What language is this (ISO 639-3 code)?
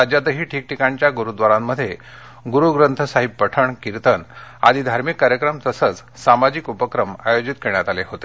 mar